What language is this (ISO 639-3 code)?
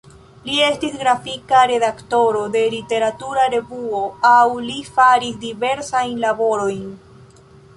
epo